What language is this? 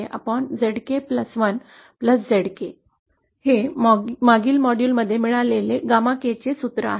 Marathi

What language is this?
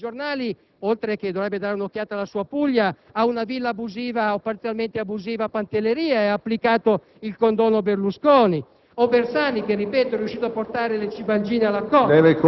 Italian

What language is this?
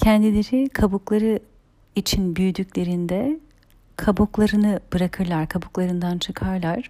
Turkish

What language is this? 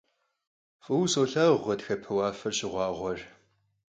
Kabardian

